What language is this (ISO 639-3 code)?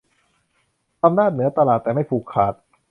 tha